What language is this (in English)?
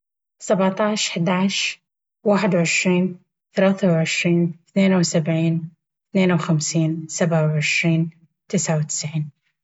Baharna Arabic